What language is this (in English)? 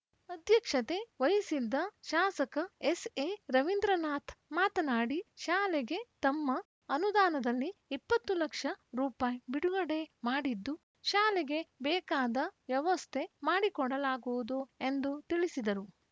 Kannada